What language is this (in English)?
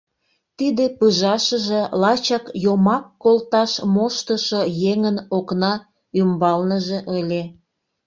Mari